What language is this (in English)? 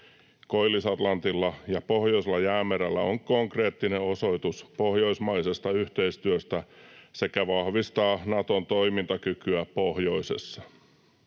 Finnish